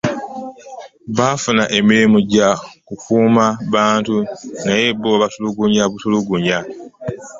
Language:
Ganda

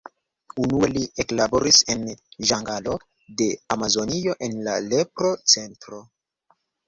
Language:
Esperanto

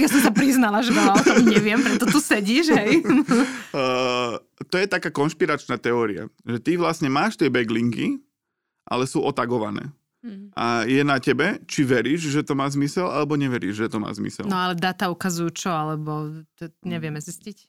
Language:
Slovak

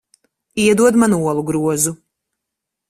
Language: Latvian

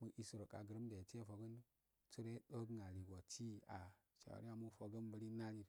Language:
Afade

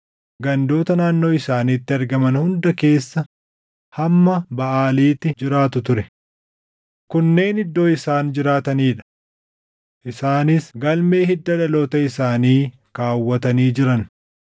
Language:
Oromo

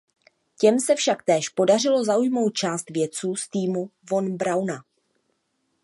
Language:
Czech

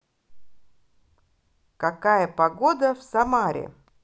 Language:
Russian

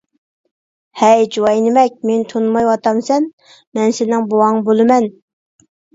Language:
Uyghur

